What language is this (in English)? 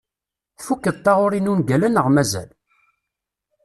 Kabyle